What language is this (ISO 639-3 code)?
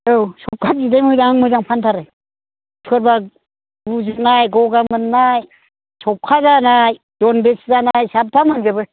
brx